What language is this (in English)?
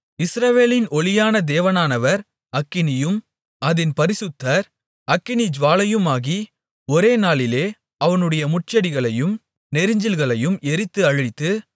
Tamil